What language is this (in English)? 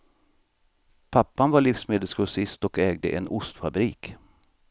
Swedish